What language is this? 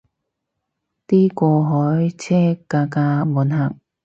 Cantonese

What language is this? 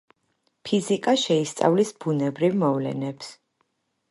Georgian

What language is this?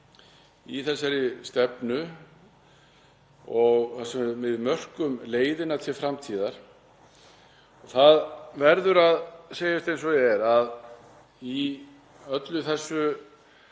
Icelandic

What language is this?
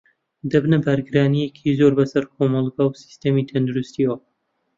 Central Kurdish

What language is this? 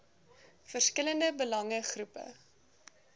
Afrikaans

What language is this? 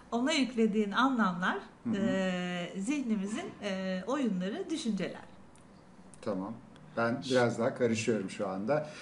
Turkish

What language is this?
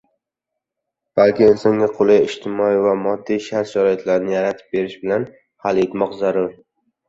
Uzbek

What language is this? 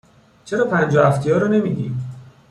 Persian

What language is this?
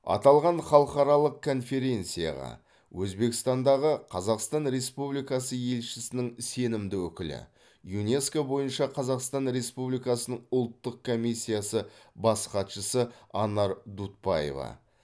Kazakh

